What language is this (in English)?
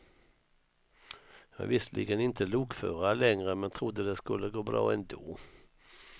Swedish